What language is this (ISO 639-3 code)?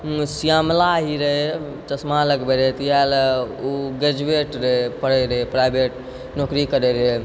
mai